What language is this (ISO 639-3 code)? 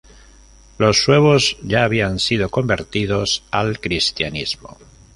spa